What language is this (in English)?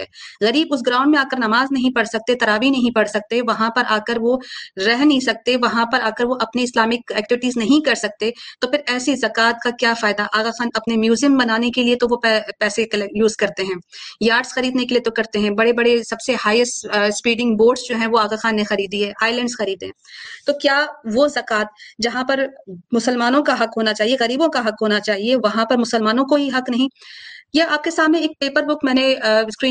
Urdu